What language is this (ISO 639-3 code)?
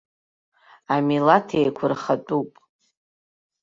abk